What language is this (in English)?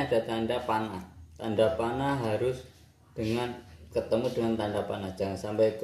Indonesian